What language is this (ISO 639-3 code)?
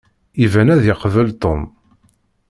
kab